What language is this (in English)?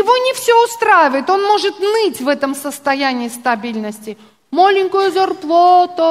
Russian